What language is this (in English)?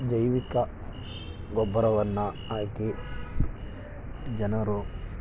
Kannada